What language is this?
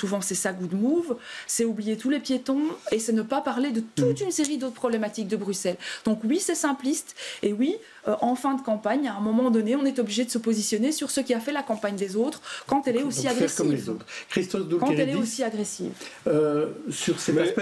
French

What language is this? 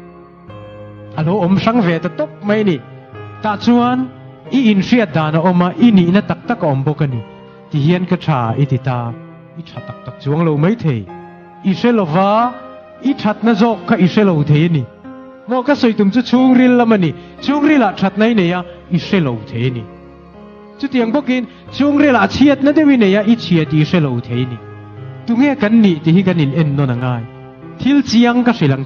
Thai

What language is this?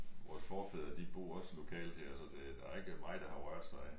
Danish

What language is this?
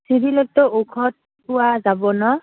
Assamese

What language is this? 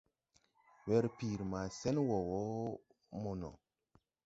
Tupuri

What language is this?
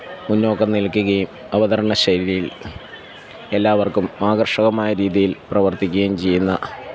Malayalam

